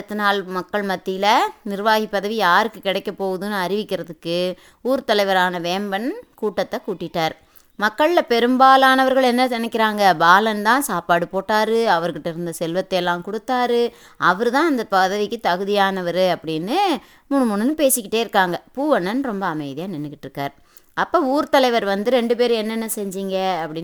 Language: Tamil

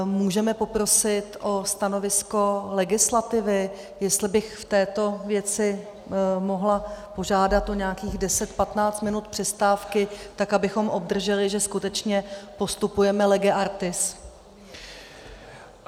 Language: Czech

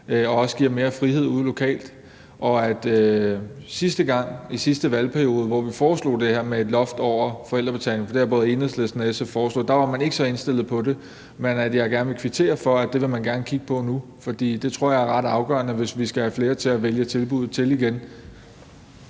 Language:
Danish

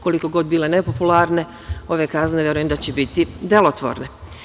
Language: Serbian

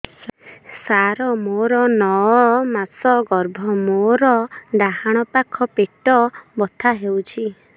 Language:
Odia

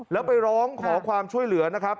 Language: Thai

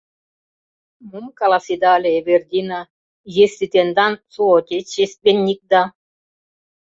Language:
Mari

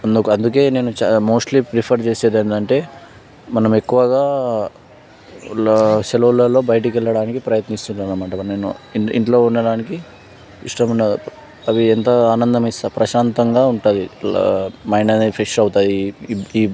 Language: Telugu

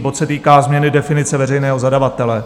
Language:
Czech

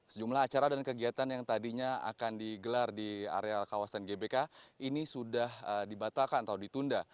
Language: Indonesian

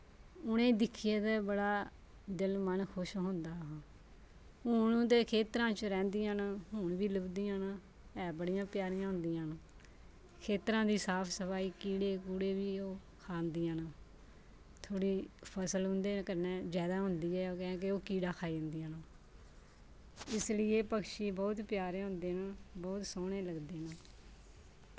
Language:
Dogri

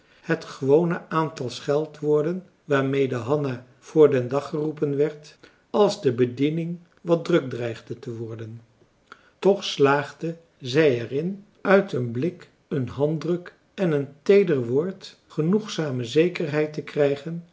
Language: Dutch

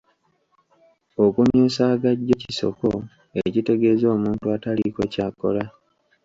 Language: Ganda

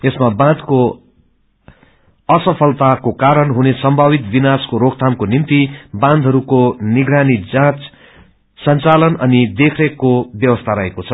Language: Nepali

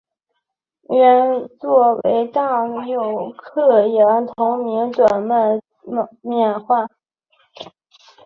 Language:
Chinese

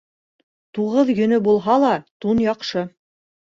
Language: Bashkir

